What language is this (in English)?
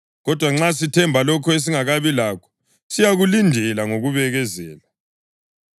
North Ndebele